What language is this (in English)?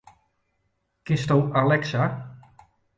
Western Frisian